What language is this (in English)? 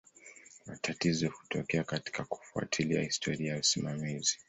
Swahili